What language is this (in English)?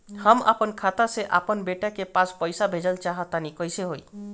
Bhojpuri